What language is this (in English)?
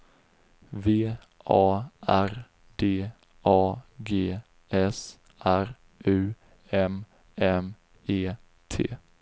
Swedish